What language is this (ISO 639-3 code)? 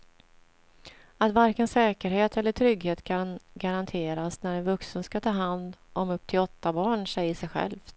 swe